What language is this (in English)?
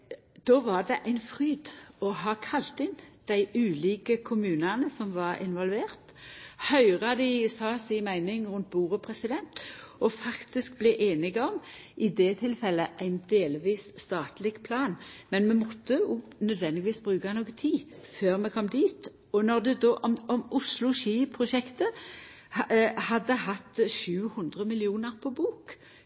Norwegian Nynorsk